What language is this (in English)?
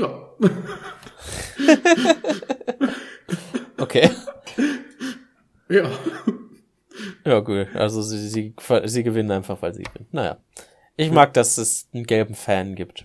German